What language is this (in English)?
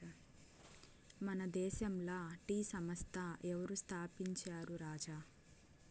Telugu